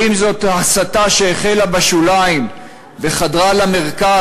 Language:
Hebrew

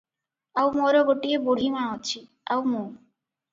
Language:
Odia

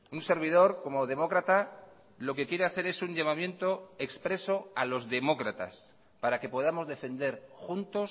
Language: Spanish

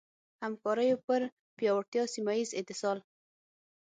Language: Pashto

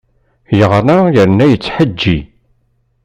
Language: Kabyle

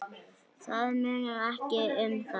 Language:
Icelandic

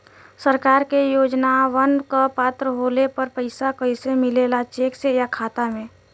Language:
Bhojpuri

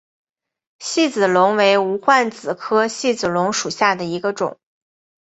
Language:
Chinese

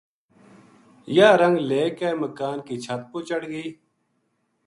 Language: Gujari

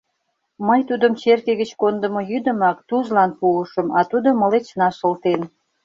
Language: Mari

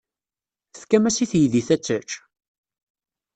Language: Kabyle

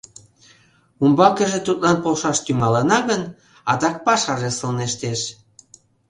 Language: Mari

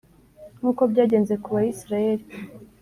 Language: Kinyarwanda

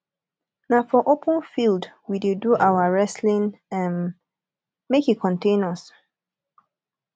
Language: Nigerian Pidgin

